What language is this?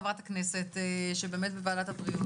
Hebrew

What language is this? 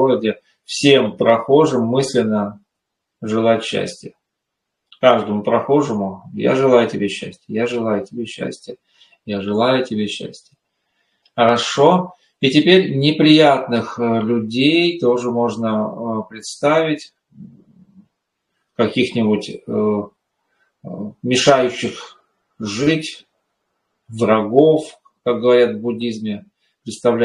Russian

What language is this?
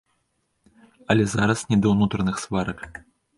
Belarusian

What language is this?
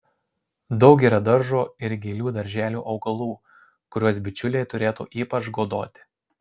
Lithuanian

